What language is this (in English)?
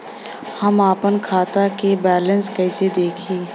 Bhojpuri